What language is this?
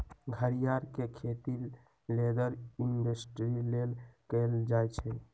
Magahi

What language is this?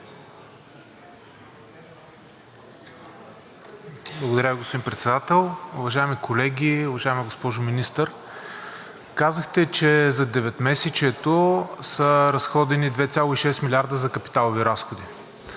Bulgarian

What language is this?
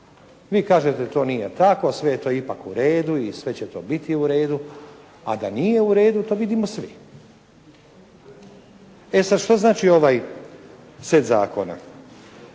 Croatian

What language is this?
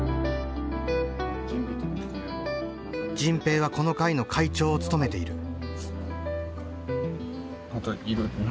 Japanese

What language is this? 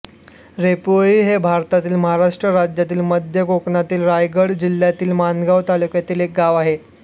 Marathi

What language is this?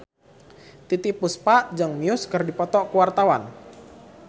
Sundanese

